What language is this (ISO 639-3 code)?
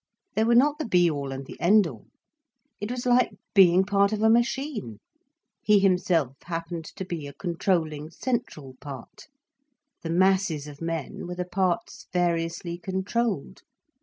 eng